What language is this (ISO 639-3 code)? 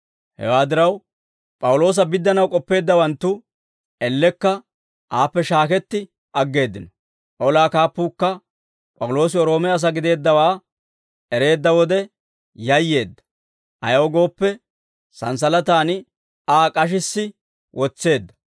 dwr